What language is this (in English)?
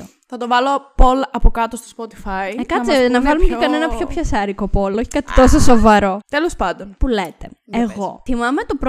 Greek